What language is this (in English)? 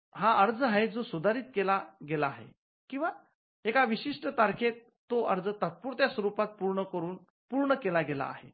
Marathi